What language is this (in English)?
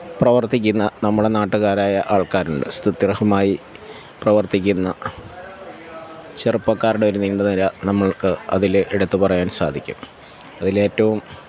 Malayalam